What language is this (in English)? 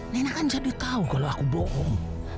Indonesian